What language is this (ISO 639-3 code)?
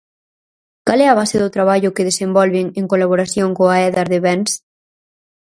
glg